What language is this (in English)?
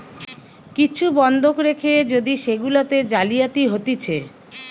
Bangla